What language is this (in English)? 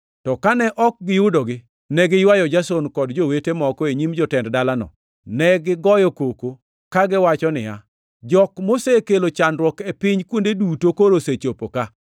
Luo (Kenya and Tanzania)